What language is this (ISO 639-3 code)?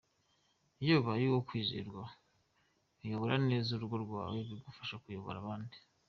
kin